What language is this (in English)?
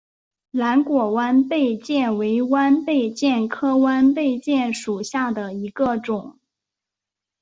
Chinese